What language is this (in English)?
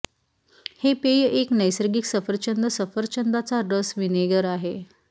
Marathi